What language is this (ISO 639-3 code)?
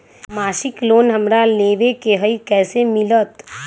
mag